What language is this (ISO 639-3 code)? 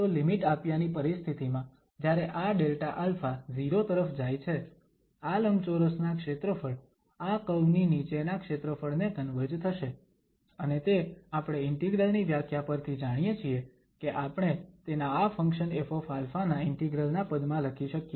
guj